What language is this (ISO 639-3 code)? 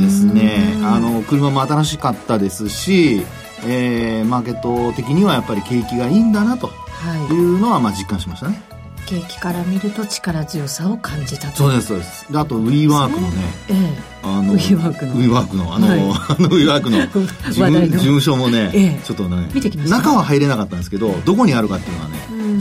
jpn